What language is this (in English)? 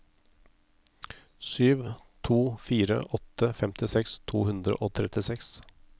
Norwegian